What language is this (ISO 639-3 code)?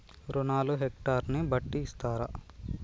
tel